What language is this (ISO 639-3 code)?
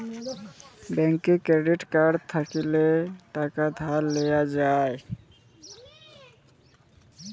ben